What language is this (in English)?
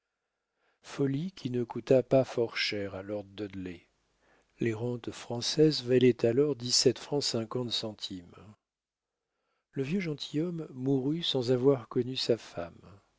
French